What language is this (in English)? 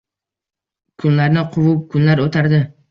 Uzbek